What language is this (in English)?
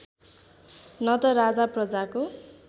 Nepali